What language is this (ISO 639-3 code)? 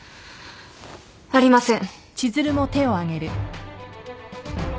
jpn